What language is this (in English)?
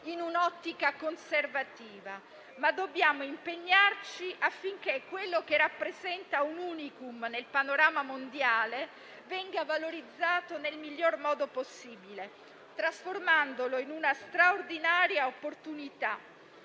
Italian